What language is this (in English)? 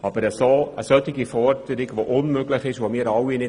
Swiss German